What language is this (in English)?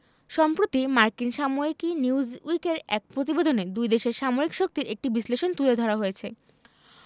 Bangla